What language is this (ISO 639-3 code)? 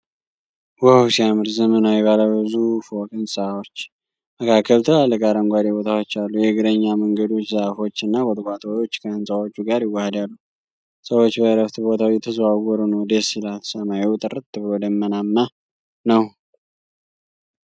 amh